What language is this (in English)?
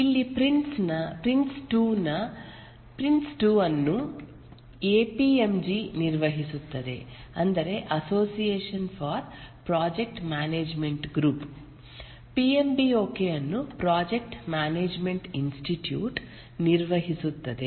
Kannada